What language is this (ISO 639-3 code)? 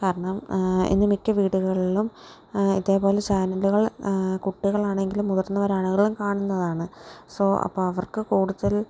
mal